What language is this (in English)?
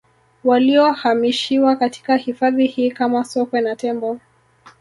Swahili